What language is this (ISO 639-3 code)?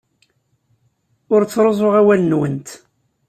kab